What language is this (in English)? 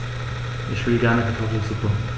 German